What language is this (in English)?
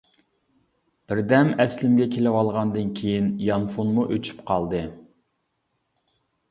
Uyghur